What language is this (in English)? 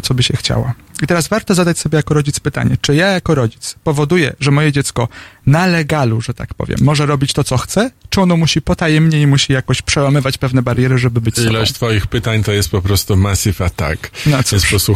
Polish